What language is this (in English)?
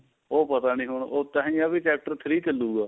Punjabi